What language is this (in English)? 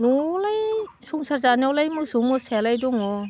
Bodo